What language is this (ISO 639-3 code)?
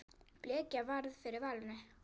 isl